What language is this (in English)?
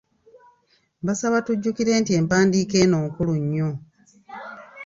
Ganda